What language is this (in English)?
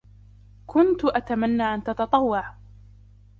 Arabic